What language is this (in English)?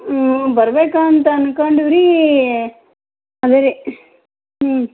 Kannada